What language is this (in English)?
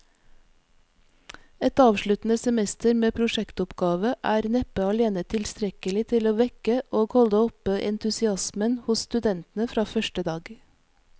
Norwegian